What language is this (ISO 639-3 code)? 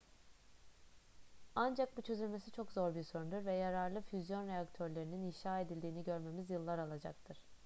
tur